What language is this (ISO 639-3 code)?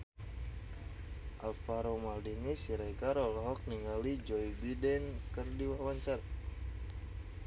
sun